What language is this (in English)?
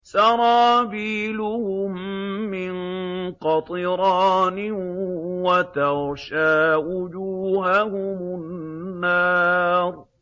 Arabic